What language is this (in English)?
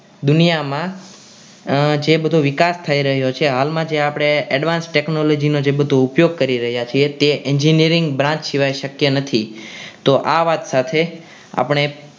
Gujarati